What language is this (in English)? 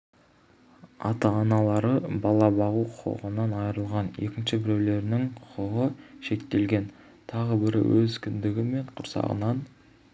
Kazakh